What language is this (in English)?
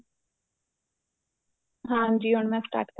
Punjabi